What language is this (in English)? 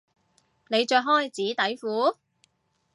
Cantonese